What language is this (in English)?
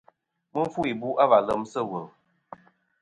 Kom